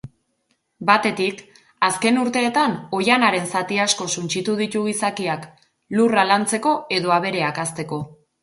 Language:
Basque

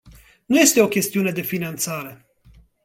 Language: Romanian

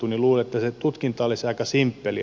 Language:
Finnish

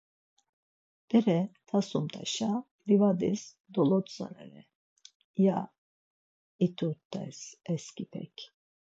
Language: Laz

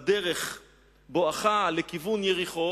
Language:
Hebrew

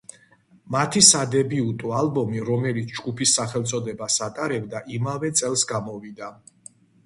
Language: Georgian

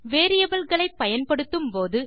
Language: Tamil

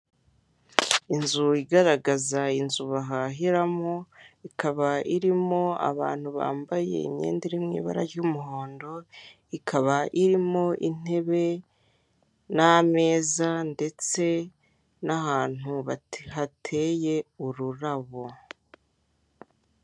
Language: Kinyarwanda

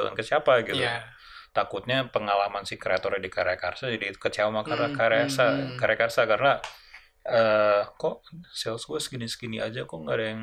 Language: Indonesian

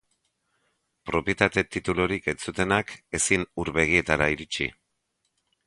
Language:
Basque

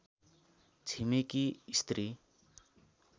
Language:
Nepali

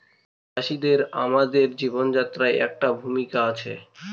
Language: Bangla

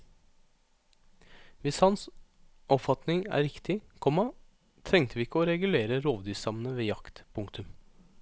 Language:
Norwegian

